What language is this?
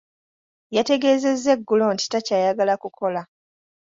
Ganda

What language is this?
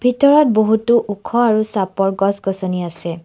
Assamese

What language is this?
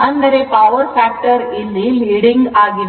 Kannada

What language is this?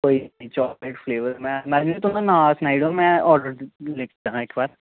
Dogri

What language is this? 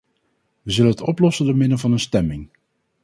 Dutch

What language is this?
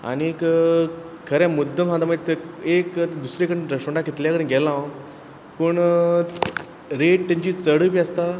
Konkani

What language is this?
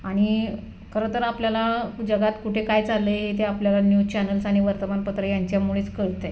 Marathi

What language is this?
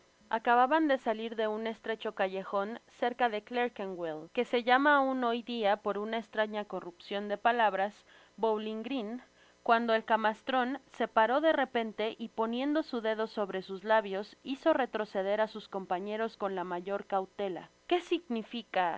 Spanish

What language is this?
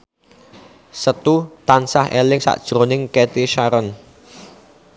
Javanese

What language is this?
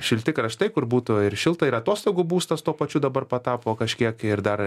Lithuanian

